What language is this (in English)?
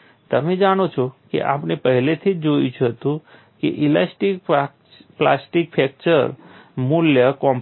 Gujarati